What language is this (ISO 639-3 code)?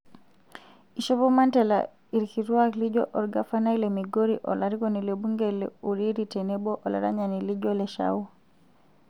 mas